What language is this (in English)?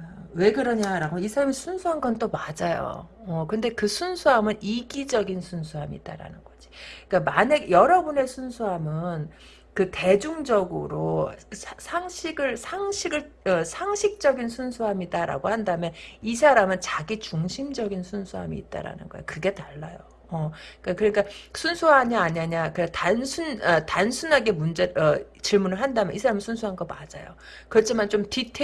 Korean